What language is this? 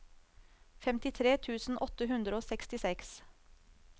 Norwegian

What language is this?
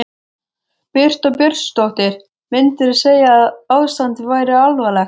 Icelandic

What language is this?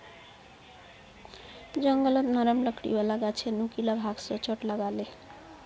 Magahi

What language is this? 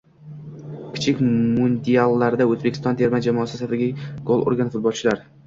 Uzbek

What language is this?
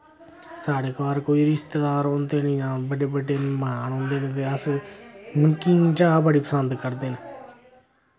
Dogri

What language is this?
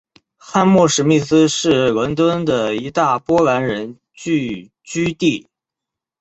Chinese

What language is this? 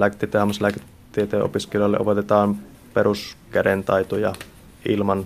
Finnish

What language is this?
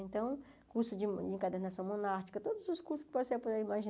Portuguese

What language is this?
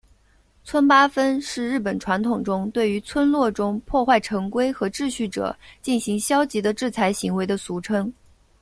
Chinese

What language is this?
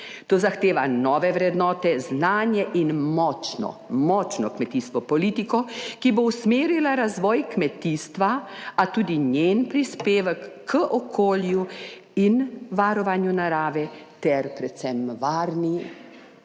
Slovenian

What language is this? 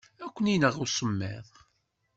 Kabyle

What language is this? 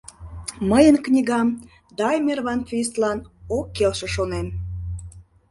Mari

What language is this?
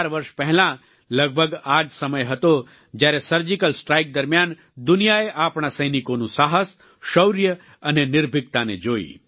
Gujarati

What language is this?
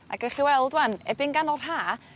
Welsh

